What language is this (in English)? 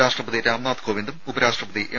Malayalam